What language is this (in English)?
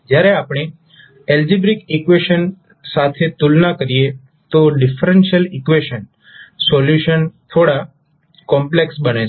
Gujarati